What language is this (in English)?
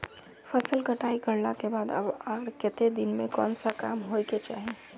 Magahi